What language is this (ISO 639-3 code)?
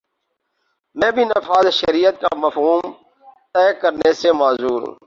urd